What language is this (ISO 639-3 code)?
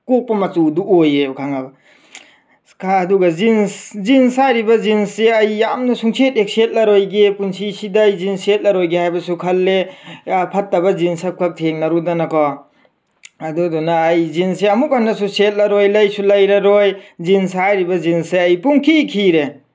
mni